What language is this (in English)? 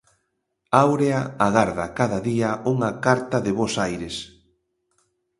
Galician